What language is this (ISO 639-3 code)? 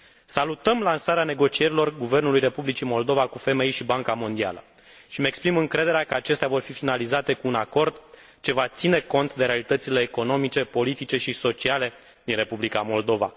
ron